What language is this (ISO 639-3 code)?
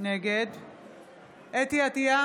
heb